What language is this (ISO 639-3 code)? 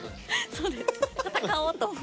jpn